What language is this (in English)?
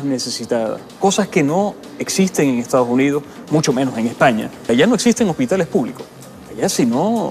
Spanish